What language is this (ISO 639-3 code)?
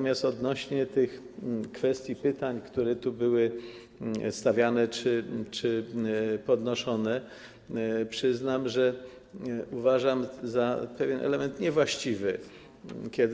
pol